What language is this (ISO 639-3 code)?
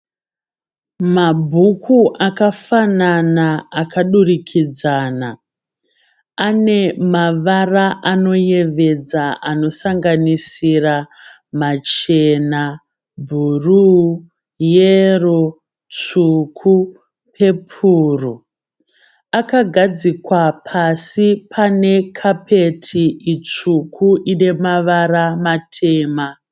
sna